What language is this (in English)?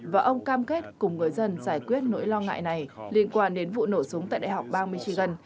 Vietnamese